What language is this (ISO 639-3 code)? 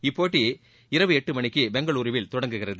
tam